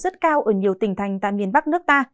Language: Vietnamese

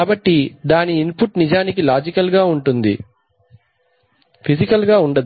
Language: Telugu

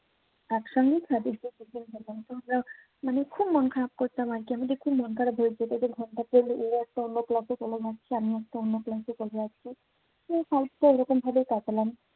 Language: Bangla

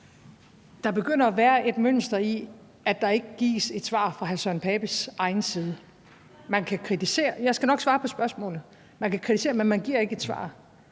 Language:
Danish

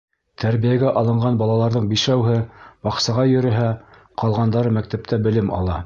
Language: Bashkir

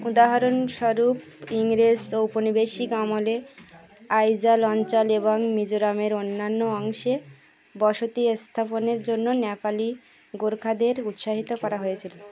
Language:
Bangla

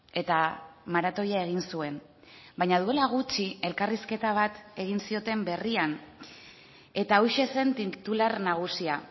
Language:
Basque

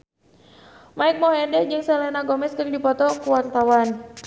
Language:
Sundanese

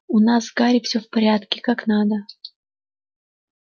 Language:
Russian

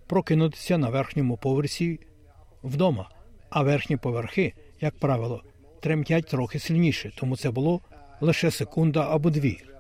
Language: Ukrainian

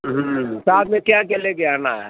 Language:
Urdu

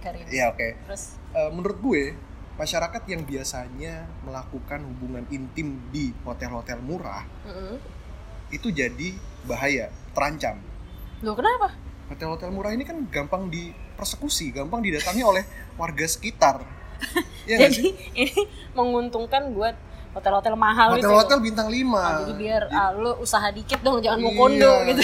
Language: Indonesian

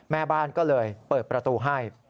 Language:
Thai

